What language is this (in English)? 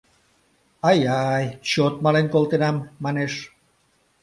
Mari